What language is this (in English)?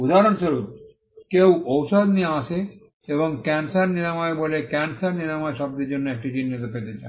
Bangla